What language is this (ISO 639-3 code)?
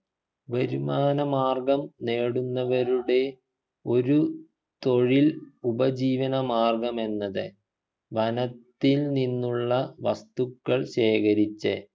mal